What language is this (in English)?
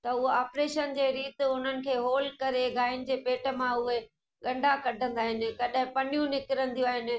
Sindhi